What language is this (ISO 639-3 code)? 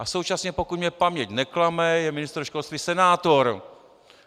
ces